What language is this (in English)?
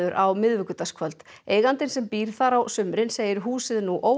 Icelandic